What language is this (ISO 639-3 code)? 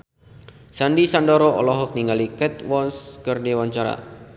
sun